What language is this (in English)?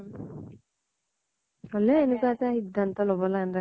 Assamese